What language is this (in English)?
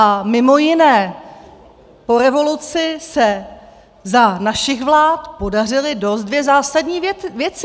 Czech